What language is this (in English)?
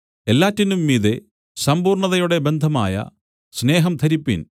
Malayalam